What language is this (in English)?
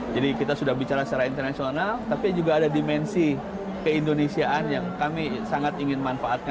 Indonesian